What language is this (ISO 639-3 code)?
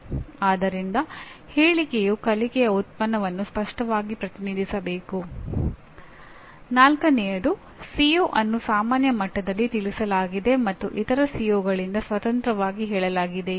kan